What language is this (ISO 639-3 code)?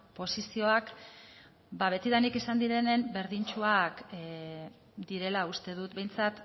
eus